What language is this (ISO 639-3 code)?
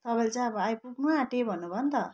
nep